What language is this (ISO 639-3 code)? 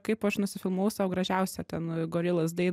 lit